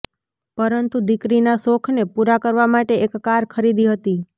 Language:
Gujarati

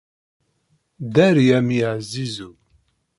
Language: Kabyle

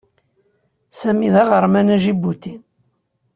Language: Kabyle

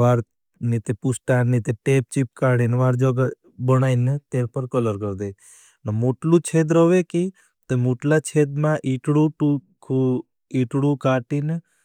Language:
Bhili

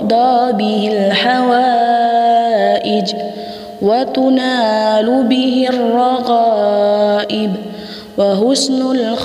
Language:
Arabic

